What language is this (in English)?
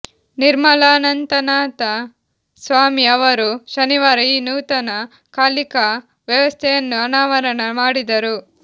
Kannada